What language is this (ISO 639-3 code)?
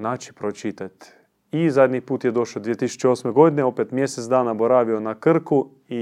hrv